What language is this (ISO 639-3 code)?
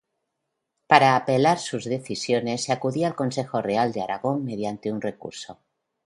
spa